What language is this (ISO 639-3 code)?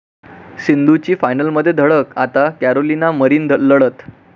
mar